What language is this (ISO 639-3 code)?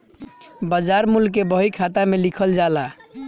bho